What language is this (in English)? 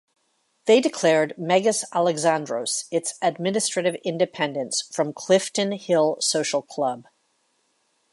English